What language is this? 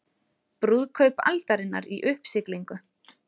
Icelandic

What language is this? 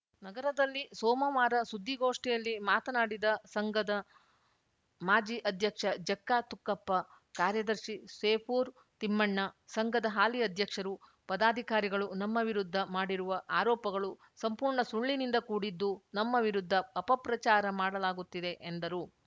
Kannada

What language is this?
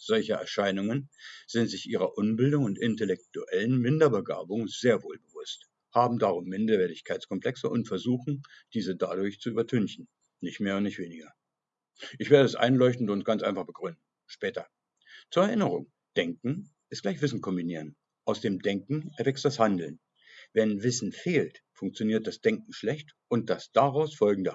German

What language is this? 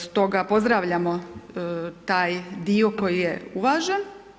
Croatian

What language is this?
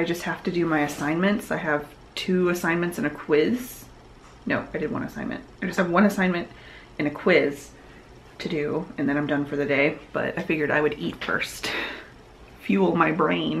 English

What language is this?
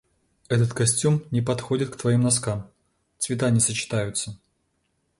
Russian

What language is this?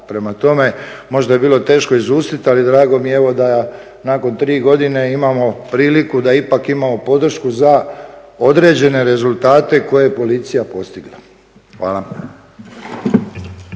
Croatian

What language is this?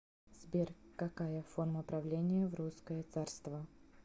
Russian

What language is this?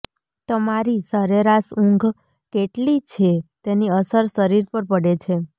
Gujarati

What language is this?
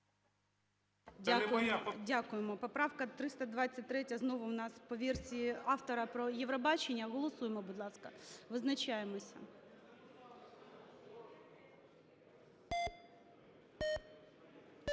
Ukrainian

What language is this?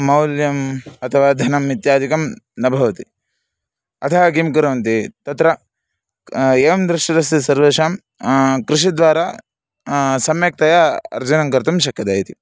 Sanskrit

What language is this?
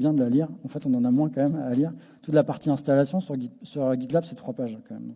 French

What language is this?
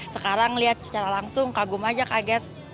Indonesian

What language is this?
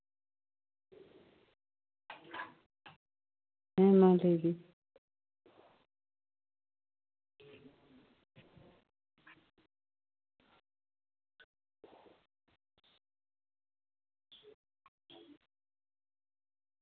Santali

